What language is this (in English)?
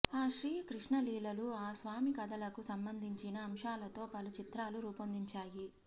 Telugu